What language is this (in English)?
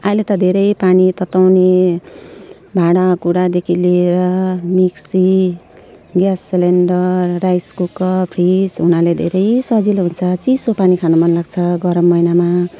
Nepali